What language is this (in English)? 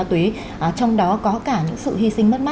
Vietnamese